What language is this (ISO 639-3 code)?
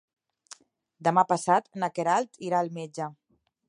cat